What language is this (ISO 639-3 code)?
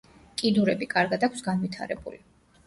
kat